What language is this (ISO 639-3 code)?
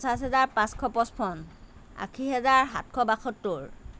asm